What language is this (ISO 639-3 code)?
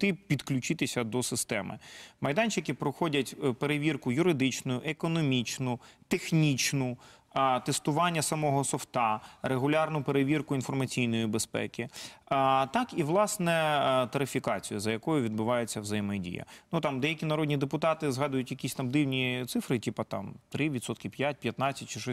ukr